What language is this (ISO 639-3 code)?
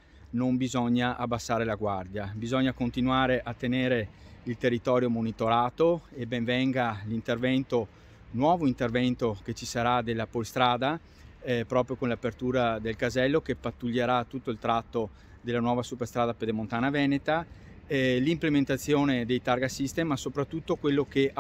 ita